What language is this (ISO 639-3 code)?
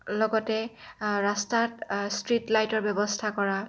asm